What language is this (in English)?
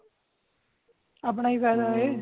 Punjabi